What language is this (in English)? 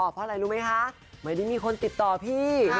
Thai